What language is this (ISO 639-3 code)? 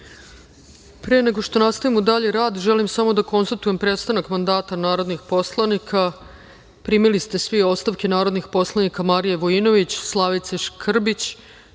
srp